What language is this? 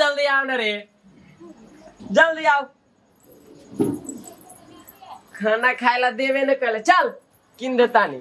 Indonesian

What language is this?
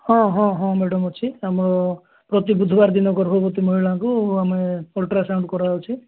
Odia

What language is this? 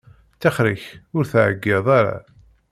Kabyle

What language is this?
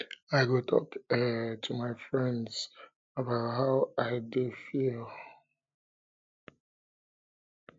Nigerian Pidgin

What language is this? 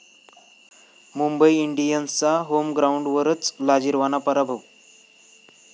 Marathi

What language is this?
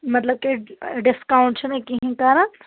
Kashmiri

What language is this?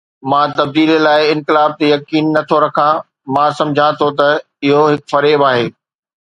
Sindhi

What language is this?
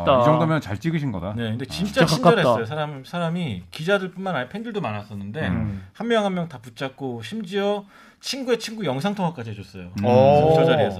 Korean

